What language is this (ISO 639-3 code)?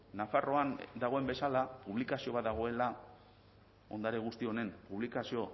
eus